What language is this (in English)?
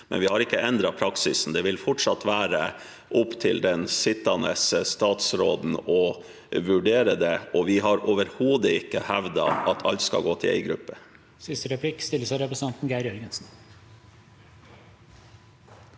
Norwegian